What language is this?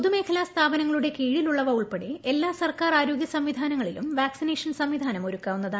Malayalam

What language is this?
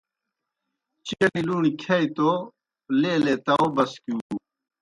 Kohistani Shina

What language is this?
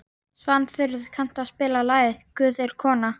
Icelandic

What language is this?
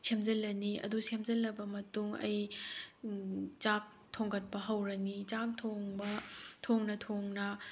Manipuri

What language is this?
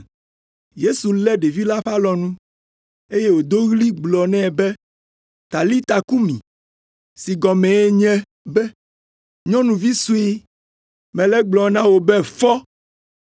Ewe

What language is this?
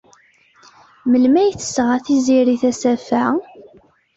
Kabyle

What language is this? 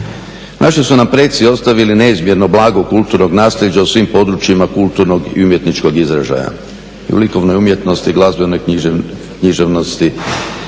Croatian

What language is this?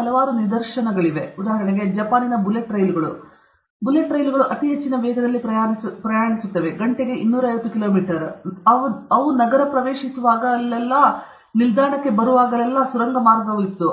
Kannada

